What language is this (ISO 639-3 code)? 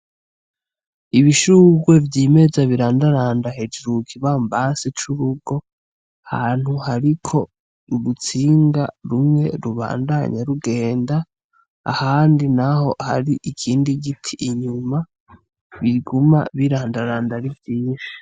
run